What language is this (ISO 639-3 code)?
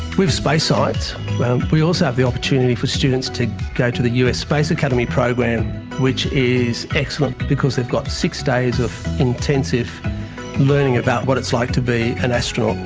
eng